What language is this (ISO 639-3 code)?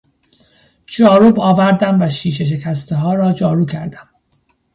fas